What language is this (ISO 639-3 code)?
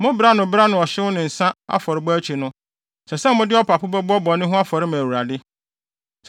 aka